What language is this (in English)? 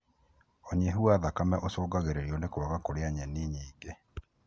Kikuyu